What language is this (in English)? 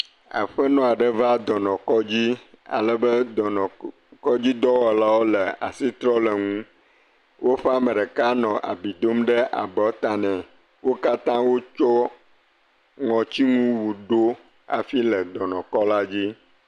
Ewe